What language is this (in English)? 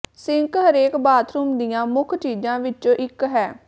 Punjabi